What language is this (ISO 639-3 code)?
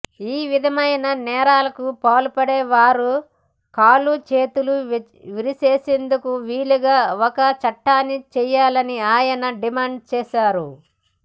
tel